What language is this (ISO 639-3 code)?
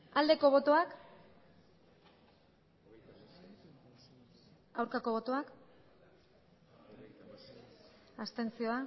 eus